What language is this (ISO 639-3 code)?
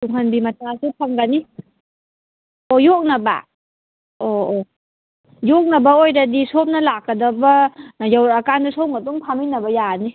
mni